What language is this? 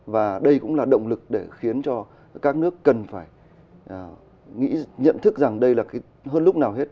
Vietnamese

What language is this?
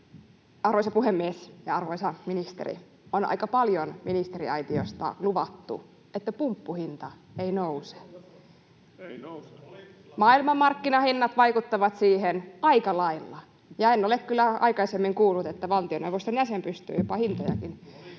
Finnish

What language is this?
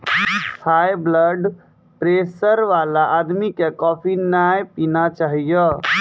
Maithili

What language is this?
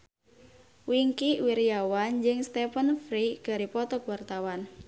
Sundanese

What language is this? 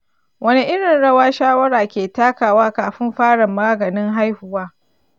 Hausa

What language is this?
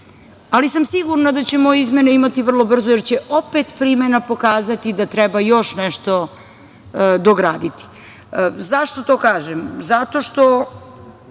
Serbian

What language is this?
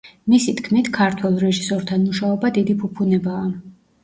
Georgian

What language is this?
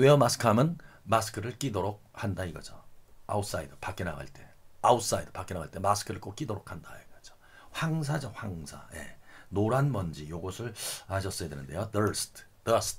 Korean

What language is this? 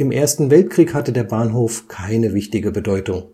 German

